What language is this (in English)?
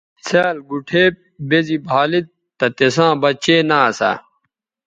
Bateri